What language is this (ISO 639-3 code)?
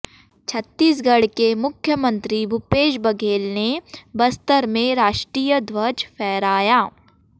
hin